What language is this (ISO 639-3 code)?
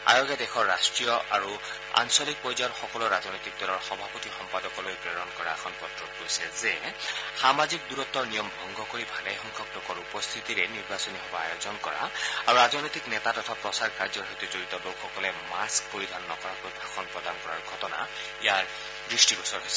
asm